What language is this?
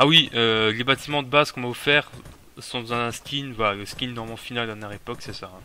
French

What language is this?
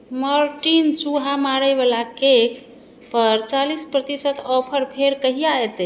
Maithili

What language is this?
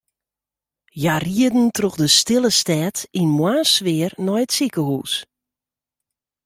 Western Frisian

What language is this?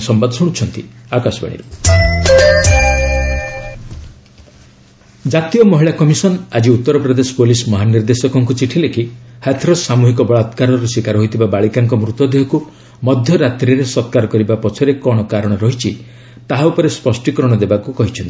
Odia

